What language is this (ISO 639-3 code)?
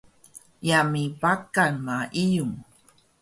trv